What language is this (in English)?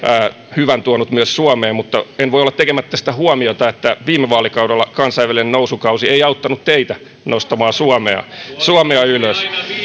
Finnish